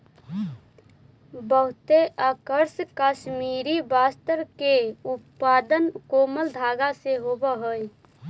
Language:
Magahi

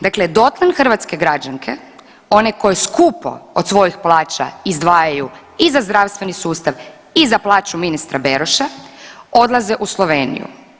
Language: Croatian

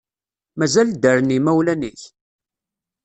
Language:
Kabyle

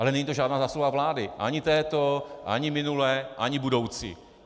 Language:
Czech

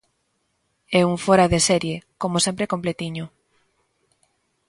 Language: Galician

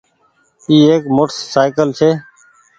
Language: Goaria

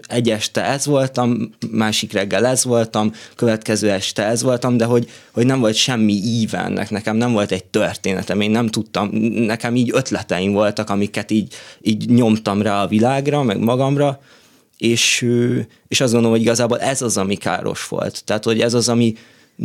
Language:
Hungarian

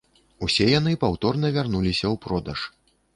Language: Belarusian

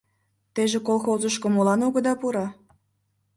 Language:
Mari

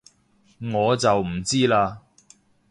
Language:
Cantonese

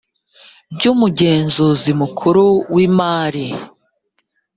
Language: Kinyarwanda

